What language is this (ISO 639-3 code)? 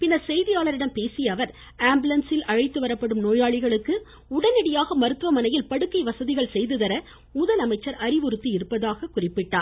tam